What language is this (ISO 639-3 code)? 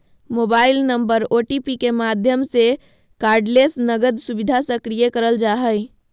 mag